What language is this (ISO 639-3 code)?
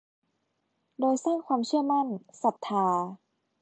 tha